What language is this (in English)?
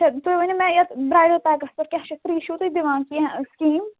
Kashmiri